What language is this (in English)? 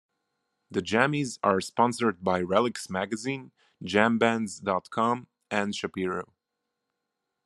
English